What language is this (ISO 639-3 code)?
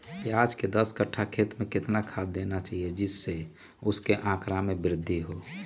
mag